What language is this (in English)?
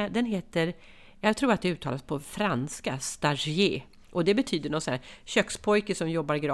Swedish